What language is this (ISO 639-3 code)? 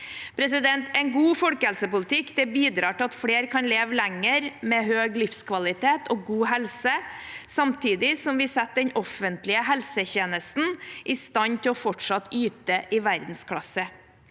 nor